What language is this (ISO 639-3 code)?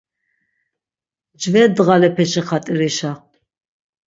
lzz